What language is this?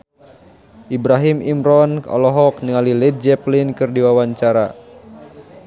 Sundanese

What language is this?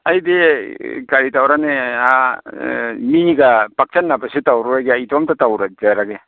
Manipuri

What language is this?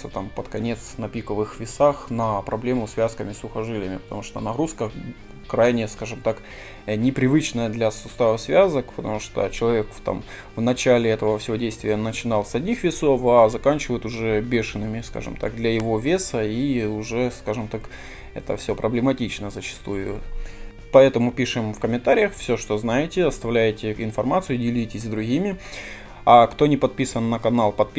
Russian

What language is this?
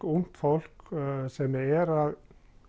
Icelandic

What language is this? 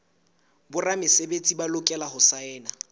Southern Sotho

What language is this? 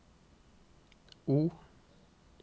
Norwegian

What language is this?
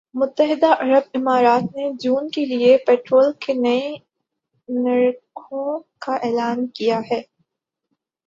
Urdu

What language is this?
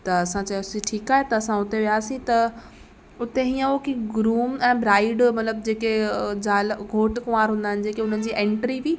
Sindhi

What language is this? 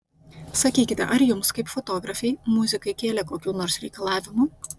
Lithuanian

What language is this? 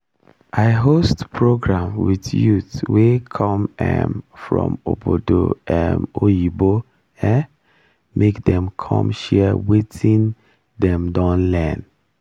Nigerian Pidgin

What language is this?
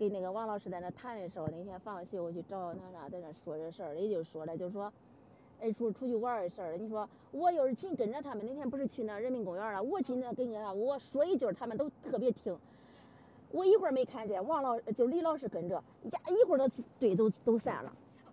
Chinese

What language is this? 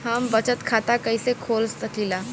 Bhojpuri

